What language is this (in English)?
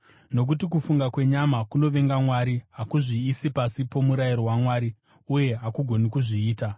Shona